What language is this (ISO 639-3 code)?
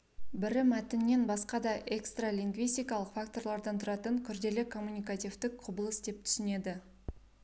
kaz